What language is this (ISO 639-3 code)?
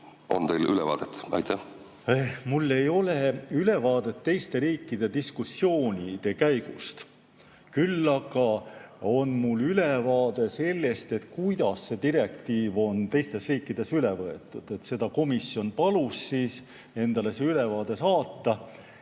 est